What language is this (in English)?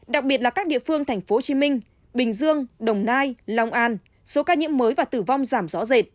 Vietnamese